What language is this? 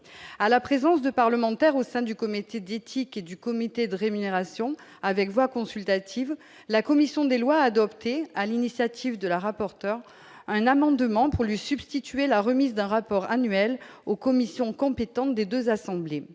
French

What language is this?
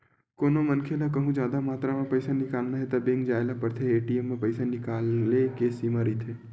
Chhattisgarhi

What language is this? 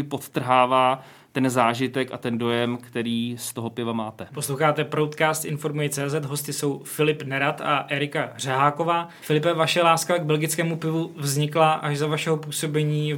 Czech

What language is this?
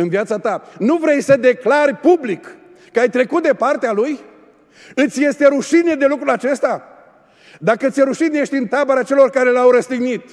Romanian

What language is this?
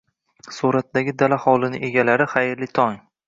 Uzbek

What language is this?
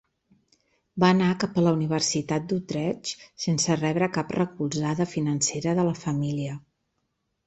Catalan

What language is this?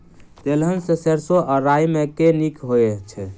Maithili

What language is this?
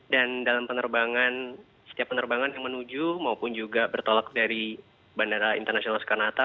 Indonesian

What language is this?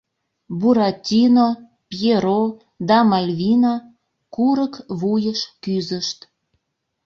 Mari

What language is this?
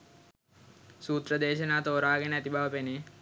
Sinhala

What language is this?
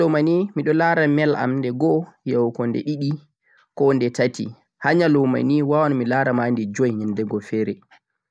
Central-Eastern Niger Fulfulde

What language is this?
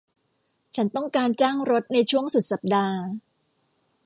Thai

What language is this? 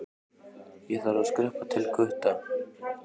Icelandic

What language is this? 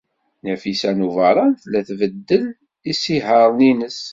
Kabyle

